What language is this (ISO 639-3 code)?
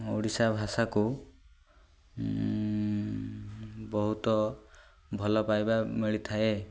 ori